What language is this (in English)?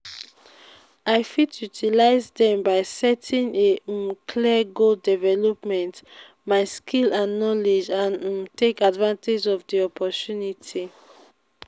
Nigerian Pidgin